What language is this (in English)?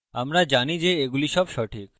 Bangla